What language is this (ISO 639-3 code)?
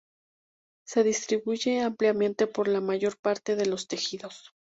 spa